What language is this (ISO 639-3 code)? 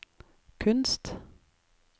nor